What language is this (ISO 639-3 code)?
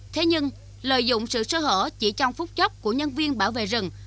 vie